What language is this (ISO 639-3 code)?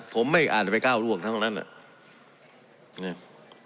tha